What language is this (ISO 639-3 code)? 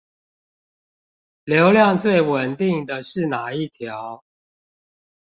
zho